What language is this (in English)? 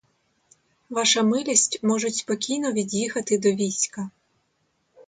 Ukrainian